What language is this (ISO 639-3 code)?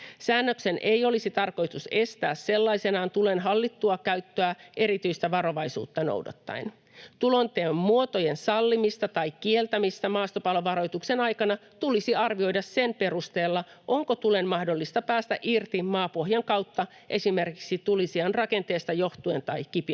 fin